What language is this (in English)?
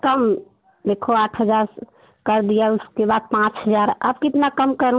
Hindi